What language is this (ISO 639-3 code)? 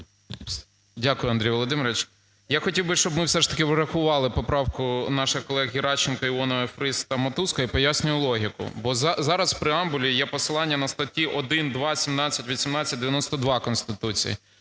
ukr